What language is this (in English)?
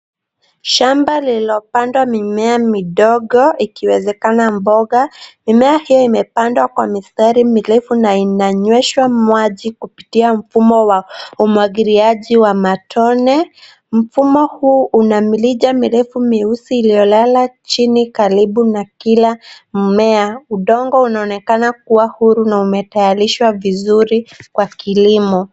Swahili